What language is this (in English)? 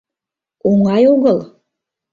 Mari